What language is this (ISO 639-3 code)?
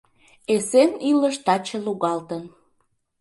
chm